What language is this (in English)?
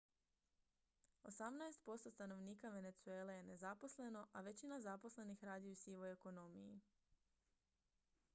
Croatian